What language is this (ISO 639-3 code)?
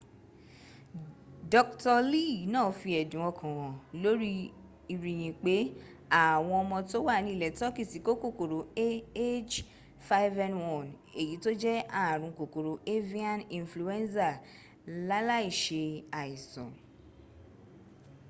yor